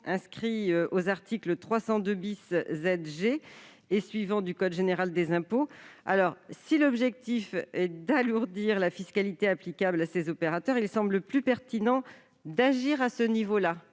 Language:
French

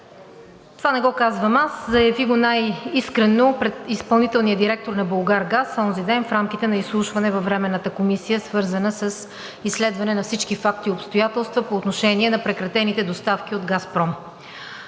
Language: Bulgarian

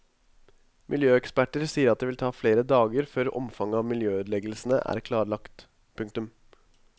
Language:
Norwegian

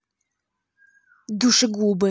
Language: Russian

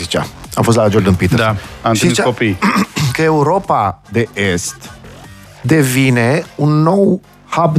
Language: Romanian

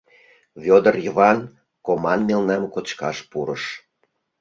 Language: Mari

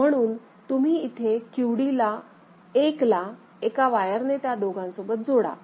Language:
Marathi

